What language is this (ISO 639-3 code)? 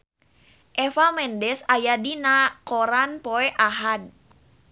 sun